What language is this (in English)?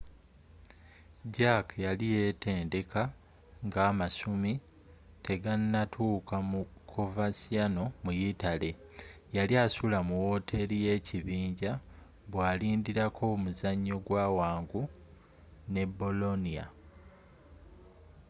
Ganda